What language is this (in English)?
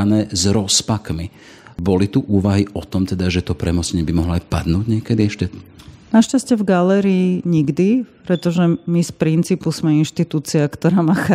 Slovak